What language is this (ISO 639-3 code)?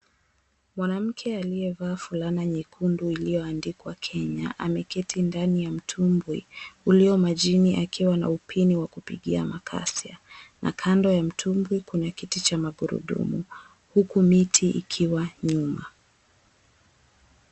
swa